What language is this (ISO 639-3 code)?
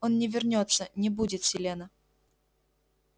rus